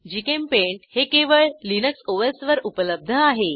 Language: Marathi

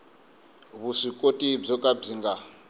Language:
Tsonga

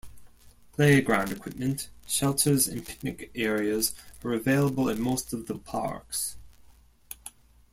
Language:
English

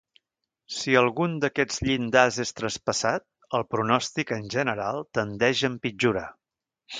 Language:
Catalan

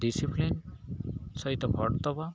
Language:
Odia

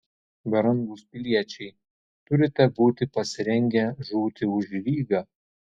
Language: Lithuanian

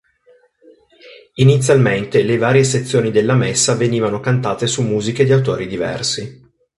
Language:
Italian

